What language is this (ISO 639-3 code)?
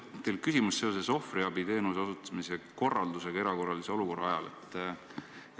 est